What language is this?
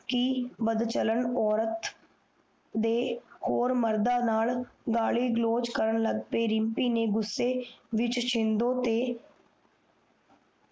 Punjabi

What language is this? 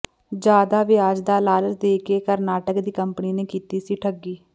Punjabi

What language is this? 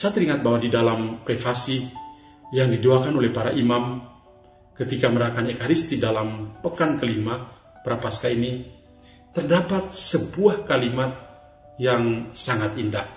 Indonesian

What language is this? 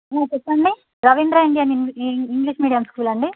Telugu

